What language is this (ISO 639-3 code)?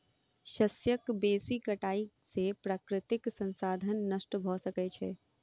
mai